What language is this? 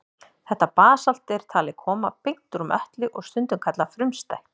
Icelandic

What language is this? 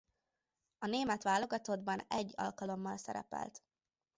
Hungarian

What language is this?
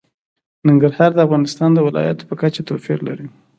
Pashto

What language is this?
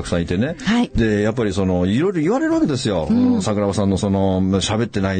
Japanese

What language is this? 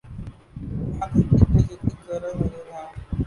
Urdu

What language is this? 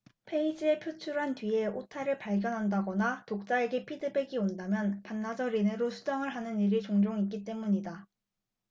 Korean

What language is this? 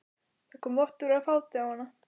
Icelandic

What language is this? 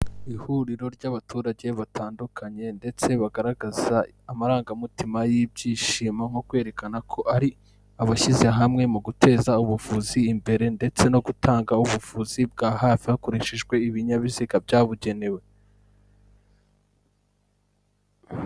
Kinyarwanda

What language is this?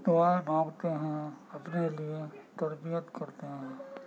Urdu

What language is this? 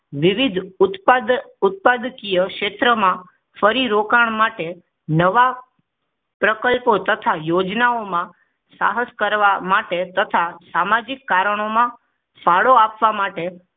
Gujarati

